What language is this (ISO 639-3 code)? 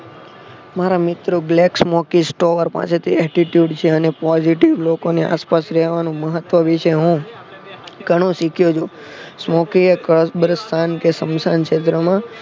guj